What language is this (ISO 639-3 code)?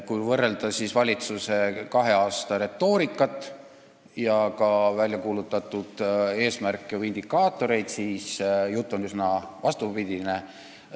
est